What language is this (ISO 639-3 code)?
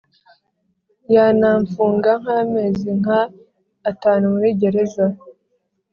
kin